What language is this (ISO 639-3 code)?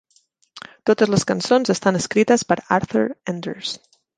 cat